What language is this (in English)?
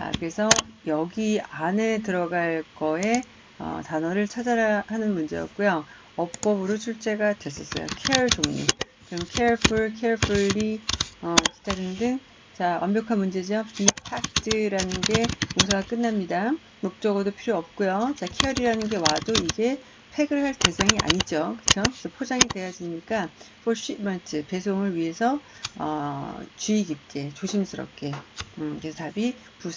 Korean